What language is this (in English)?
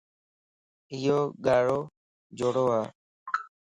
Lasi